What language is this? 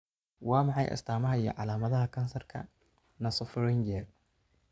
Somali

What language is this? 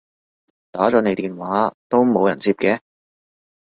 Cantonese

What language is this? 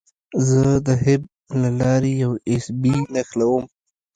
Pashto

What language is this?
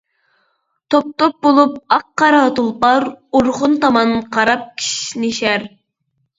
Uyghur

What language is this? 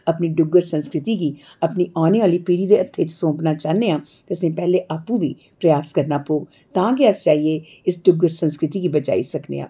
Dogri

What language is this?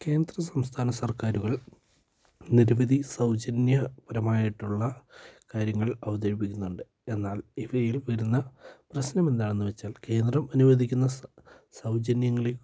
Malayalam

